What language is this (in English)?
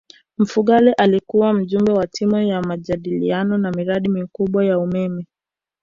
Swahili